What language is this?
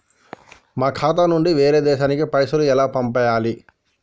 Telugu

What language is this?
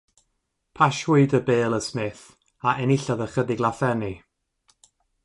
Welsh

